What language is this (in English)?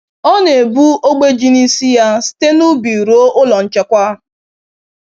Igbo